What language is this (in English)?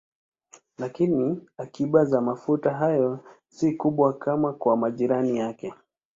Swahili